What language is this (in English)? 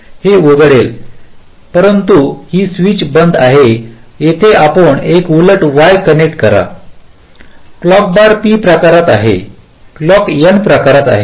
Marathi